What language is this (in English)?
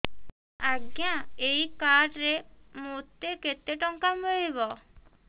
Odia